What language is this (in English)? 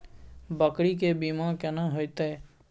Maithili